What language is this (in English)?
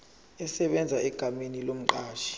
Zulu